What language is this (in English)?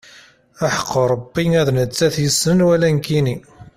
Kabyle